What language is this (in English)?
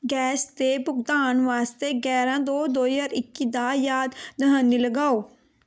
Punjabi